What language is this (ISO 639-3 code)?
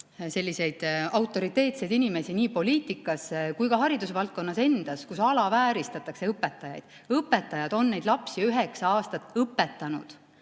est